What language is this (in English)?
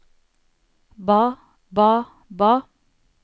Norwegian